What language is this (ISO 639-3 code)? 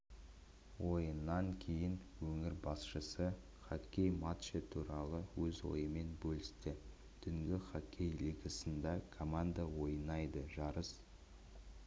kaz